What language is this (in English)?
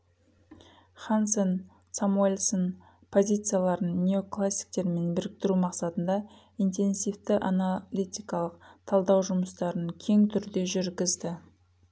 Kazakh